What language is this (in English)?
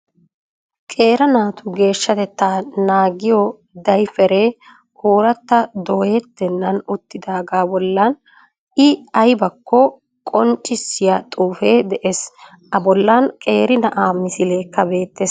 Wolaytta